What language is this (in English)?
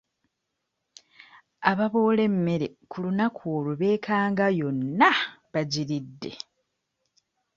Ganda